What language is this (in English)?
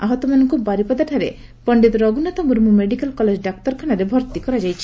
Odia